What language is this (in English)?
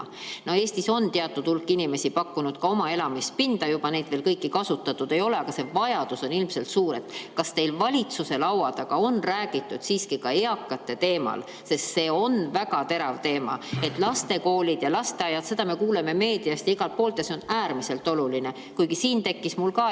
Estonian